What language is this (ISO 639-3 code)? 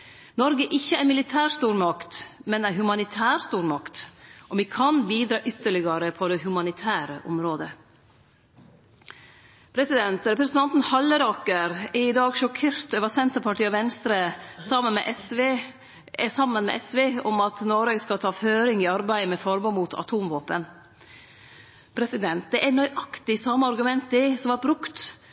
nno